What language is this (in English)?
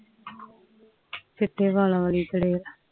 Punjabi